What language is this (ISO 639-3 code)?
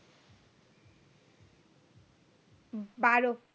ben